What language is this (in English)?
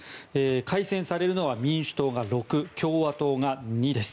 Japanese